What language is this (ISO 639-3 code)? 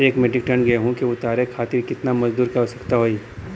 bho